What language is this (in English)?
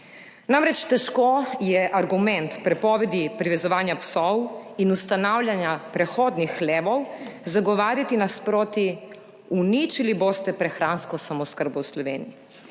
Slovenian